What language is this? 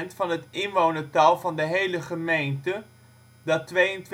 Dutch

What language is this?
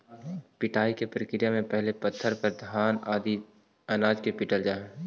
Magahi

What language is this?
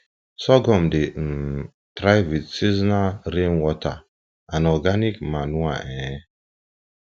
Nigerian Pidgin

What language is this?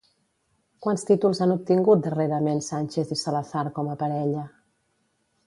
Catalan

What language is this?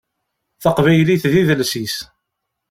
Kabyle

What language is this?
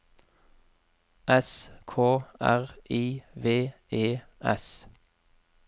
Norwegian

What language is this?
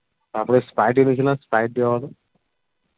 Bangla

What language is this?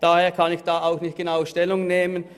Swiss German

